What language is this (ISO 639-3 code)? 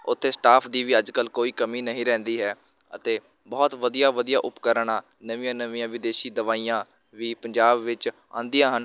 pan